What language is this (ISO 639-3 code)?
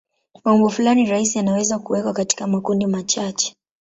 swa